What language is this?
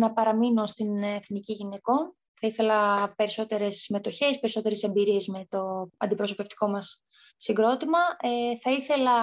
Greek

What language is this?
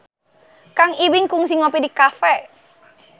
Sundanese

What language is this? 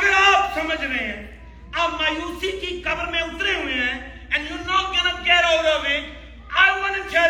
Urdu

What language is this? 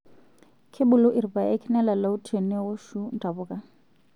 Masai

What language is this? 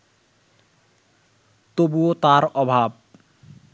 Bangla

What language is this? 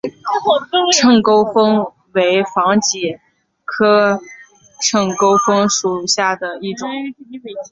Chinese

